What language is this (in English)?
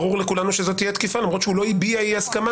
Hebrew